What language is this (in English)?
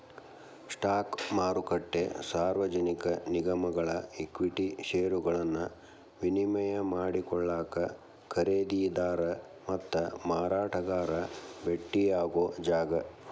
Kannada